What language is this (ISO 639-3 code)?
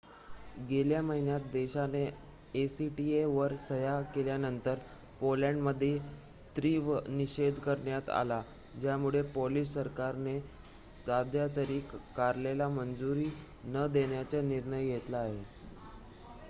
mar